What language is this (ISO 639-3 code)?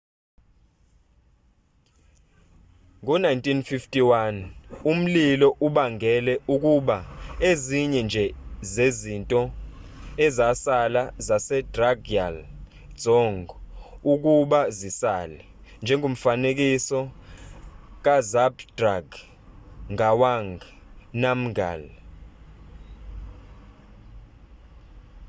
zul